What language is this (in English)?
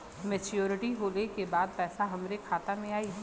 Bhojpuri